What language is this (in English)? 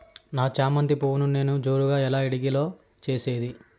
Telugu